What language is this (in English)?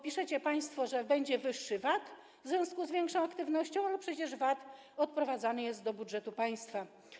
Polish